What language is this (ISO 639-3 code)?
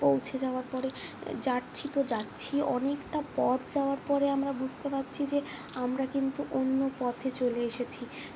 ben